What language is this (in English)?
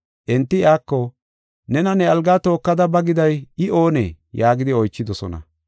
Gofa